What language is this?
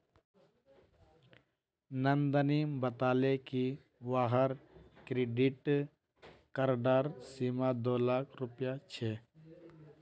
Magahi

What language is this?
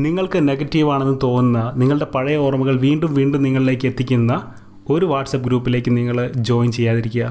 Malayalam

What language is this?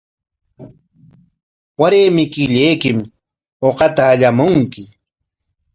Corongo Ancash Quechua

